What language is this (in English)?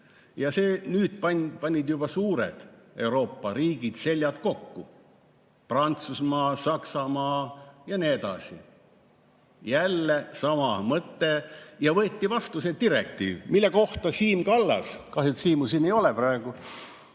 Estonian